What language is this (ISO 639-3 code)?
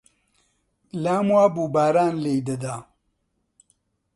ckb